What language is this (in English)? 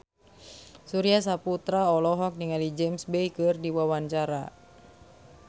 Sundanese